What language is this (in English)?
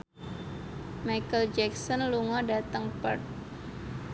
Javanese